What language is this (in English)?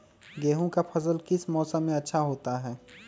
Magahi